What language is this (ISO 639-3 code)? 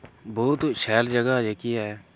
doi